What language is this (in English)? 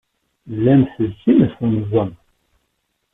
Kabyle